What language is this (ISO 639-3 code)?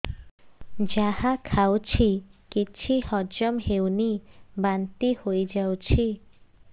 ori